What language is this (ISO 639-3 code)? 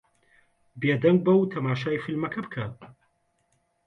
ckb